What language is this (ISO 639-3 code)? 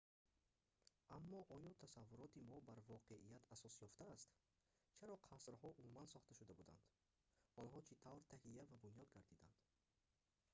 tgk